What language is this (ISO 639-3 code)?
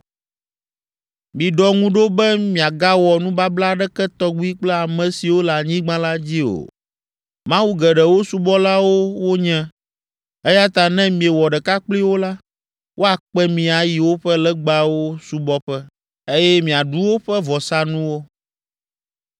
ewe